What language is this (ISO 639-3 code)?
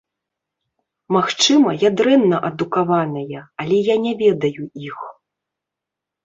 bel